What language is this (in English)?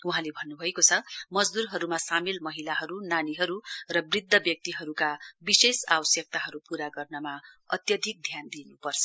Nepali